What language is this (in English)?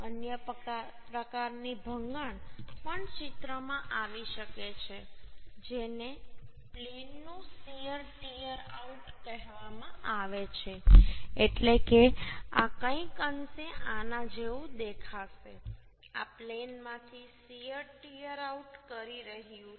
Gujarati